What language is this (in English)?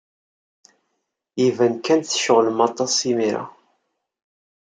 Kabyle